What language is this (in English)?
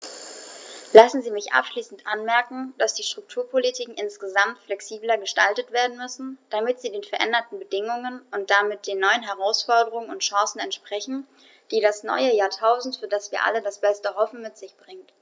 German